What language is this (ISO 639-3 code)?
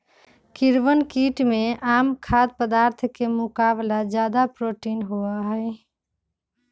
mag